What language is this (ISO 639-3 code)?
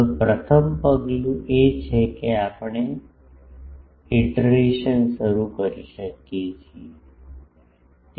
guj